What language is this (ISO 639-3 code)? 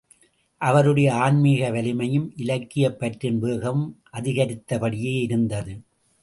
tam